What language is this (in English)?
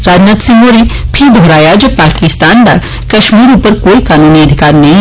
Dogri